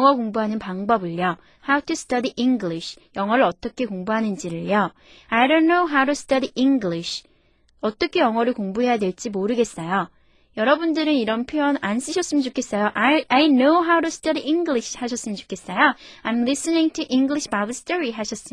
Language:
Korean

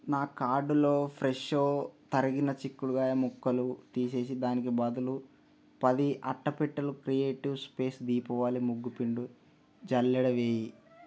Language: Telugu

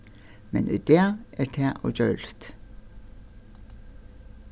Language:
Faroese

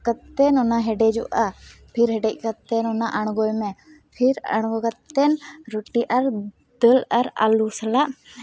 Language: Santali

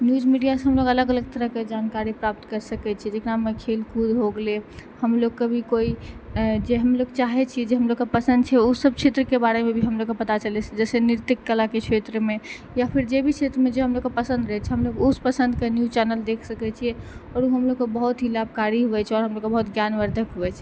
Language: Maithili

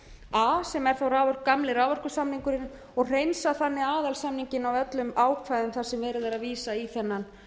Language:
Icelandic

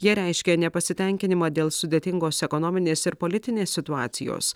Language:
Lithuanian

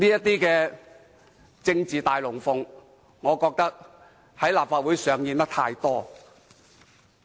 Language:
Cantonese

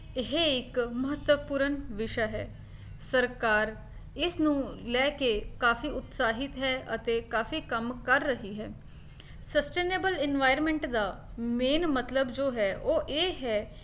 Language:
Punjabi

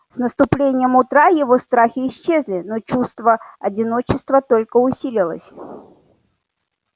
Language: Russian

